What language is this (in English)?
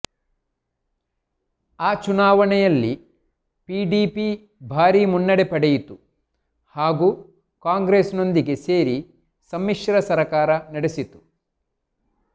Kannada